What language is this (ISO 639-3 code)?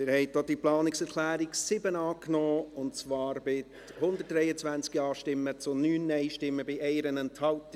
gsw